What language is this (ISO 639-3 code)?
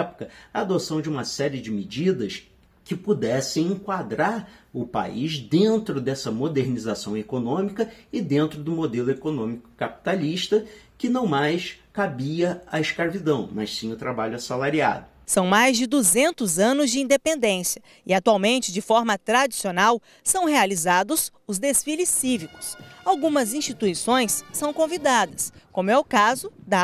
por